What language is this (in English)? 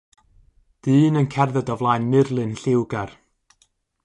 Welsh